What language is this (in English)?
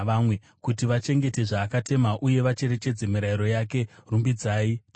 Shona